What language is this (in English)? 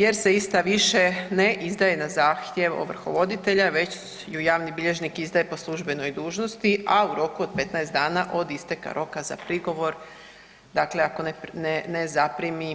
Croatian